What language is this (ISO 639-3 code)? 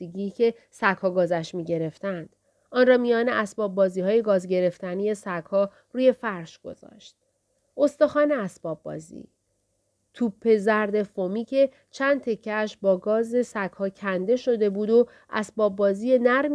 fas